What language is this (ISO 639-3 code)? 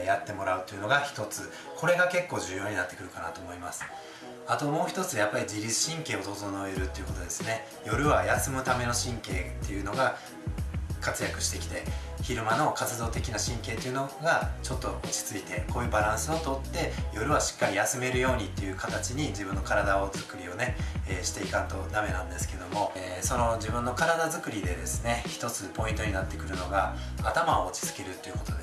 jpn